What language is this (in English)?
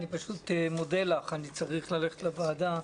Hebrew